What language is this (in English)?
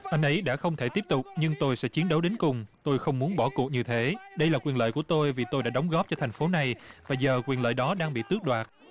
Vietnamese